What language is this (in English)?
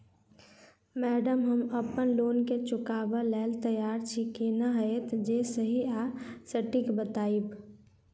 Maithili